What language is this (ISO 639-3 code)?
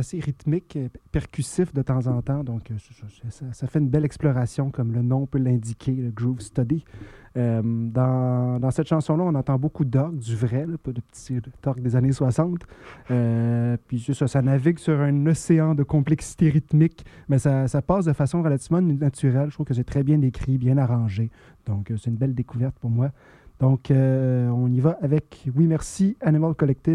fra